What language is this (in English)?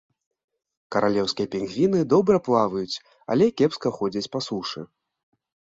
Belarusian